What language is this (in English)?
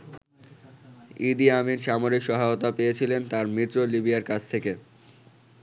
Bangla